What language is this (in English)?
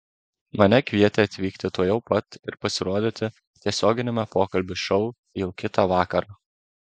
Lithuanian